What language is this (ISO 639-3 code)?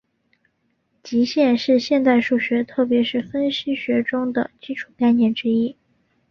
zho